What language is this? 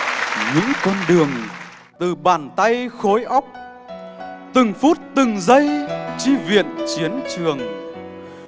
Vietnamese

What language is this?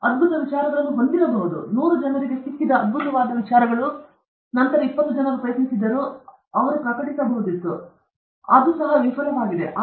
Kannada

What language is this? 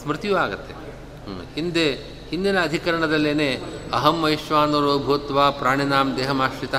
Kannada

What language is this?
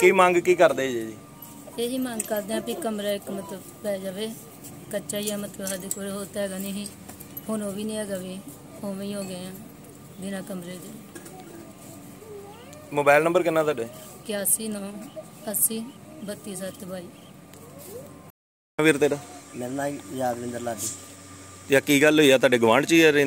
Punjabi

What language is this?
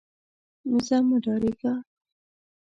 Pashto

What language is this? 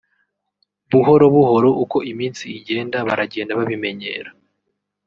Kinyarwanda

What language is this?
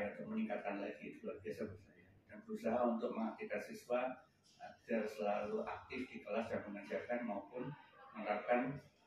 Indonesian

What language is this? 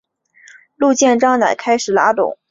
Chinese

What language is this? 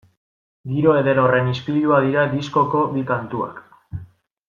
Basque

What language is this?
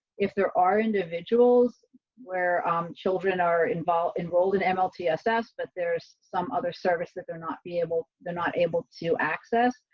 English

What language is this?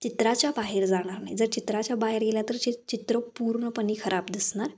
Marathi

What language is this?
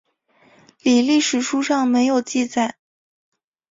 Chinese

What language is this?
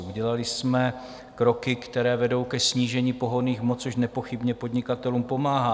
Czech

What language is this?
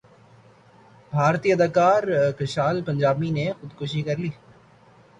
Urdu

